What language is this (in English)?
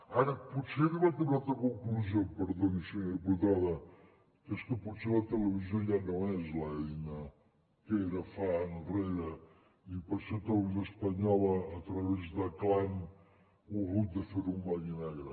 Catalan